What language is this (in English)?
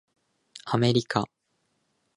Japanese